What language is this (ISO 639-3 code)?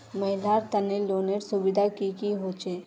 mag